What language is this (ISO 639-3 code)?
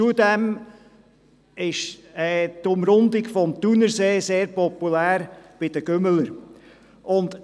gsw